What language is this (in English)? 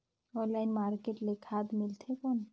Chhattisgarhi